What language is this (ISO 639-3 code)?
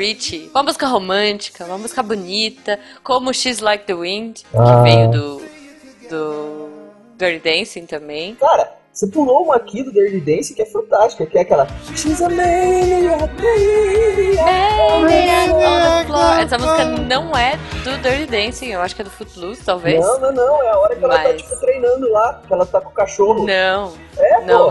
por